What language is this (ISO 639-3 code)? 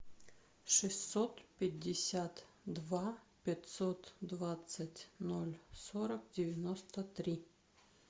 rus